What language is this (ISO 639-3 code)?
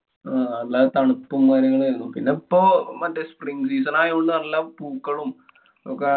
mal